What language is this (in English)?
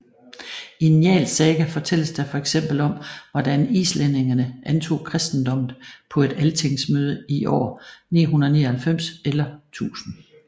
Danish